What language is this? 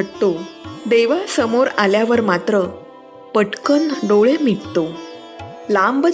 Marathi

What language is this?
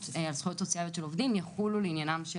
Hebrew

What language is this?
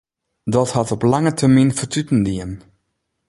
Western Frisian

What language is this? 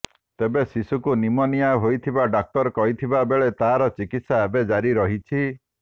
Odia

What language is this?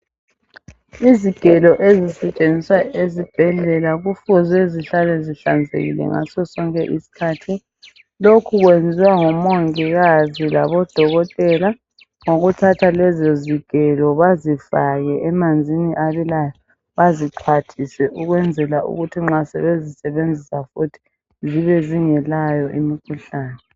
North Ndebele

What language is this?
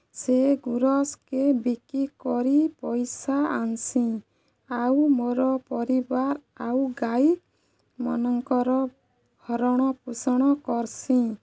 Odia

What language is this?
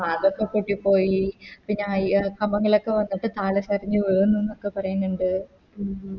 Malayalam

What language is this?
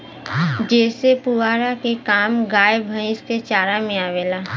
Bhojpuri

